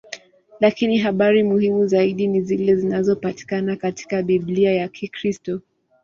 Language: Swahili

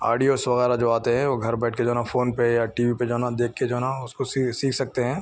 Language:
Urdu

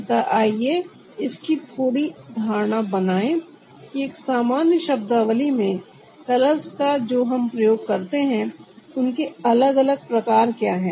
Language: Hindi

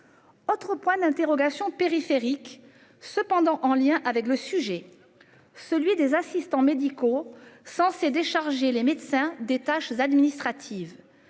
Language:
French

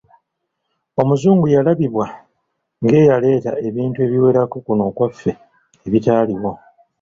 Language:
Ganda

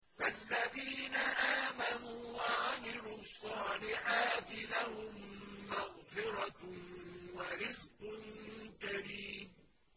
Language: Arabic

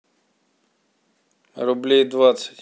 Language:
Russian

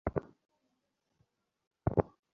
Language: Bangla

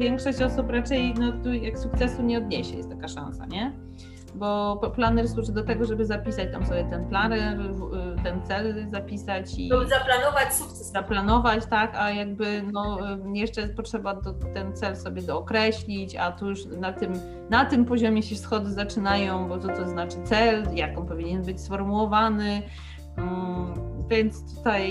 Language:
Polish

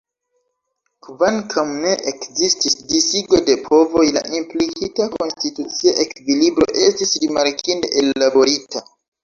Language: Esperanto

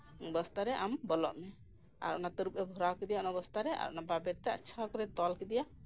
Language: Santali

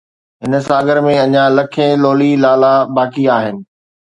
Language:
Sindhi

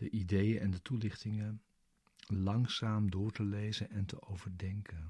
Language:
Dutch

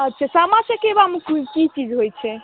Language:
Maithili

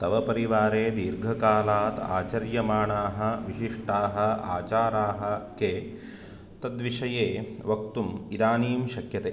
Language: Sanskrit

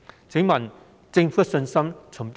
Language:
Cantonese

